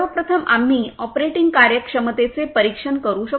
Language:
Marathi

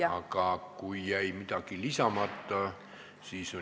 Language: Estonian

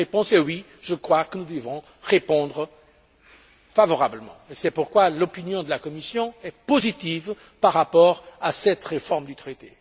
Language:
French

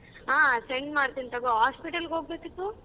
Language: Kannada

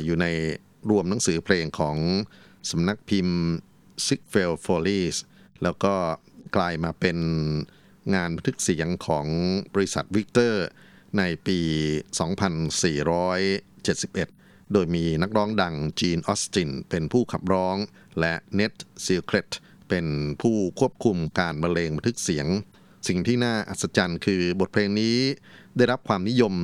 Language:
Thai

